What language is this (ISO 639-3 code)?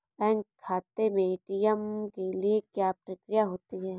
hin